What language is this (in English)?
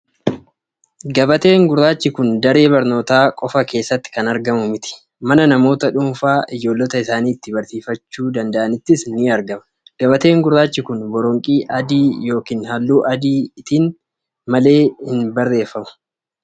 Oromo